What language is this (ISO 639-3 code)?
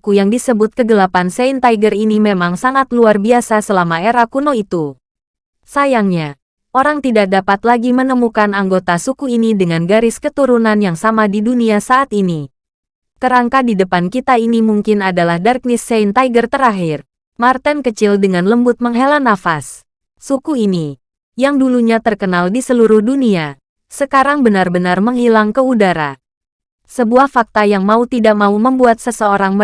ind